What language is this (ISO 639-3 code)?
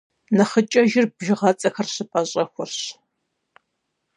kbd